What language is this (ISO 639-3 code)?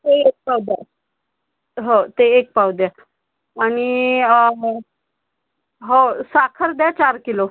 mar